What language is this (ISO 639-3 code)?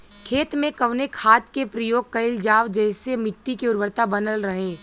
bho